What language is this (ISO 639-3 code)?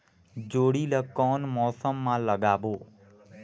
hne